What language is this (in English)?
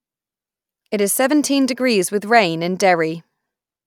English